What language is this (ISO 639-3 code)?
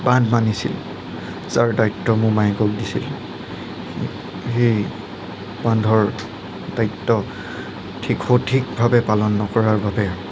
asm